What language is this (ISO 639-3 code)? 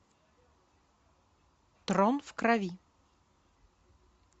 rus